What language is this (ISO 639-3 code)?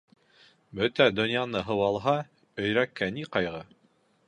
bak